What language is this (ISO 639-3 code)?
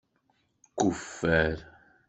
kab